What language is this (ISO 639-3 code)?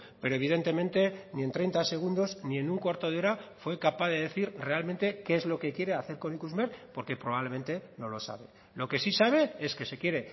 spa